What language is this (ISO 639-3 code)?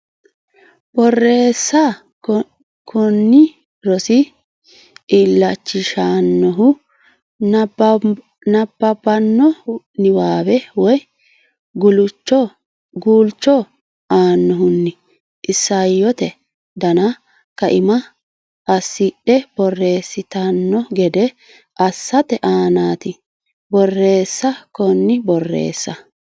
sid